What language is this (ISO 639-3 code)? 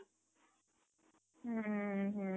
ori